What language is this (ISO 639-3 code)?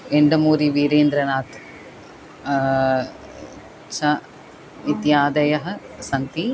san